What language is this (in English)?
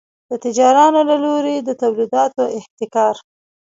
Pashto